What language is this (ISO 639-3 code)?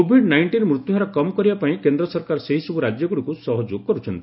ori